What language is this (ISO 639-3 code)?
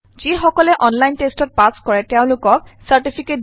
asm